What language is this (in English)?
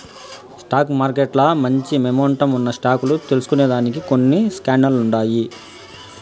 Telugu